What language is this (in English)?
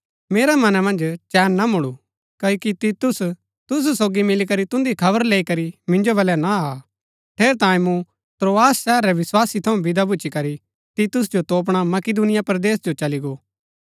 Gaddi